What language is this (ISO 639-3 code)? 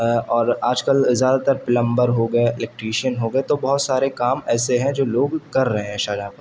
urd